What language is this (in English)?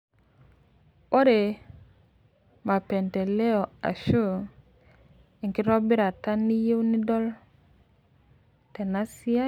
Masai